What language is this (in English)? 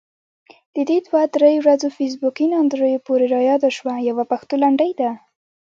Pashto